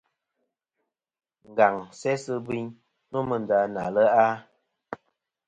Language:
Kom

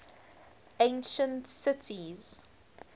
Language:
English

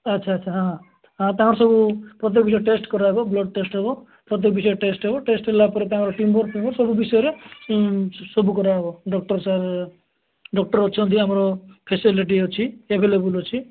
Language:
Odia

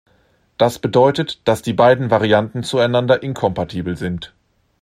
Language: German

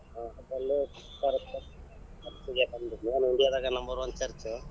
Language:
Kannada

